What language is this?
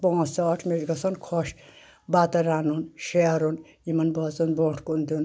Kashmiri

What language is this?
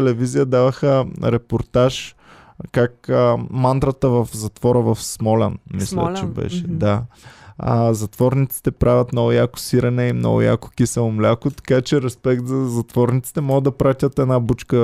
Bulgarian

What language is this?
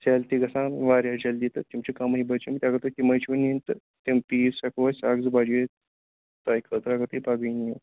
Kashmiri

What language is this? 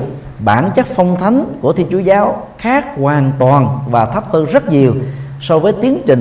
Vietnamese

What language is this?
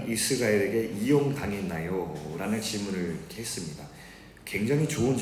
Korean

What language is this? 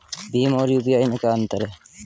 Hindi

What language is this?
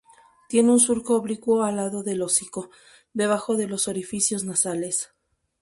Spanish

